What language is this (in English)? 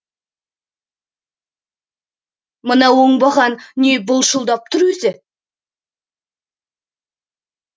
Kazakh